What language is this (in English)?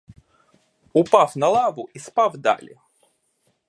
Ukrainian